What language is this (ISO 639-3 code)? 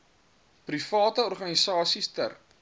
afr